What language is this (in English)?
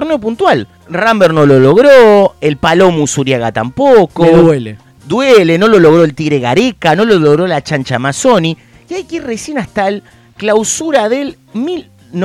Spanish